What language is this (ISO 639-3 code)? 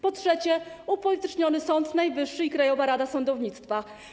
pol